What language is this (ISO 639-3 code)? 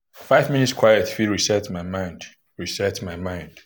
pcm